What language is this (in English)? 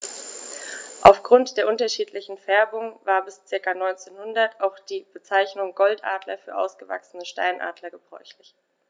German